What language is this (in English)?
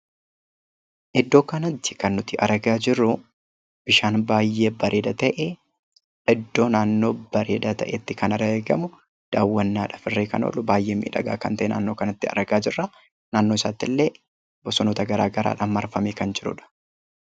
Oromo